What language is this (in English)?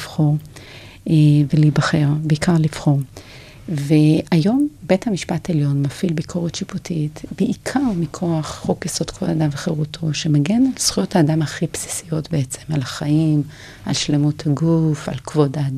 Hebrew